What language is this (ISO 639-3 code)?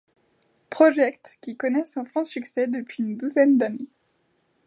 fra